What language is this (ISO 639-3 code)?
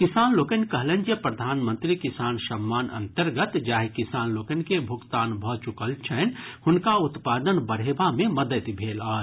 mai